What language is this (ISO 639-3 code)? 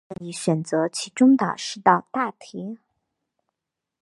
zho